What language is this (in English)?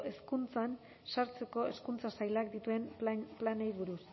Basque